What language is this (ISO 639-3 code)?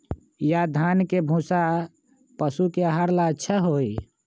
mag